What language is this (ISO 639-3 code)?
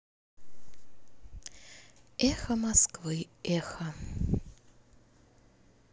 rus